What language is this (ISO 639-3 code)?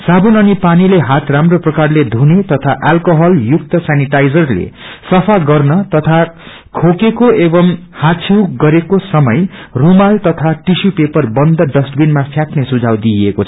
nep